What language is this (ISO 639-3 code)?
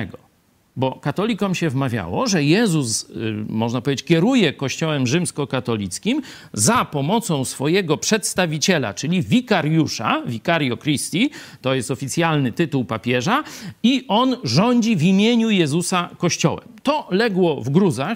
pol